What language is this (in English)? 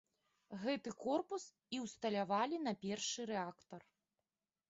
Belarusian